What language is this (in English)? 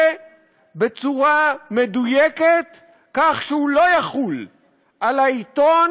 Hebrew